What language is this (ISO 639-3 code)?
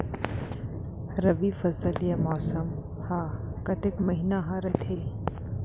hne